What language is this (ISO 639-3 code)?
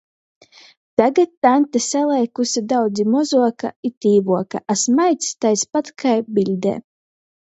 ltg